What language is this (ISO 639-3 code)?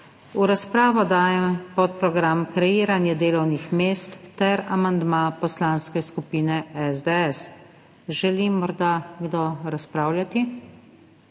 slv